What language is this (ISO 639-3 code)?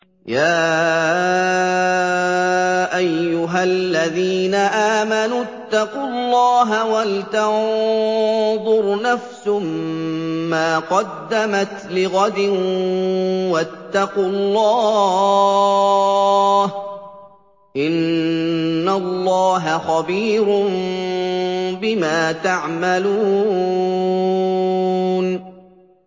ara